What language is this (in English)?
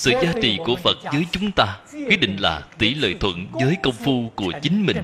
Vietnamese